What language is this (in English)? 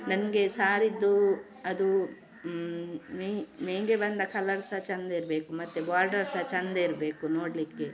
Kannada